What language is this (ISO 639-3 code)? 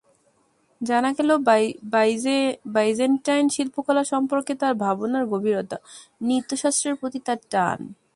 ben